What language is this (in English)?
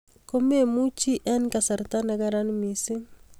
Kalenjin